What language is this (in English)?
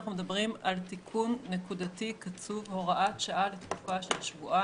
Hebrew